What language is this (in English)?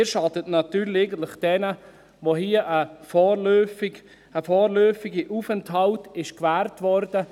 Swiss German